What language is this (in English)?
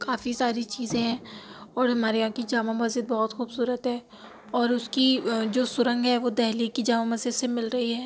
Urdu